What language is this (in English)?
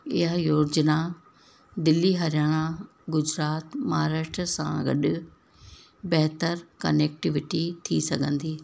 Sindhi